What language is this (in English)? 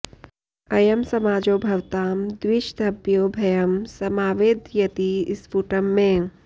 Sanskrit